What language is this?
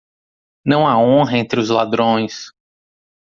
Portuguese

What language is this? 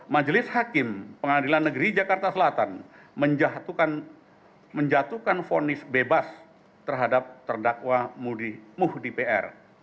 Indonesian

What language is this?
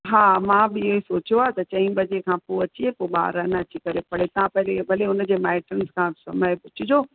Sindhi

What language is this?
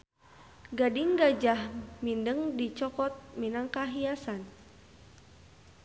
Sundanese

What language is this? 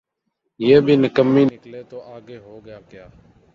Urdu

